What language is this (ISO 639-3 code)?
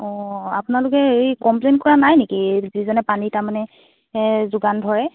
asm